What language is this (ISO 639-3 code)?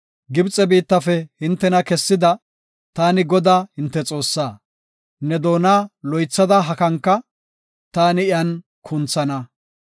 gof